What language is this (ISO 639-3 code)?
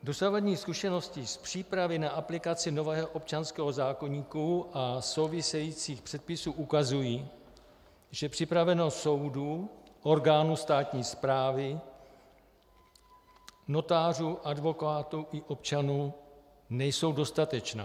ces